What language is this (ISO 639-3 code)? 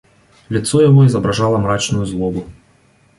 rus